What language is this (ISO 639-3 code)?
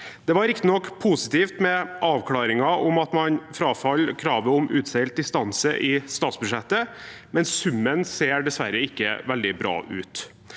nor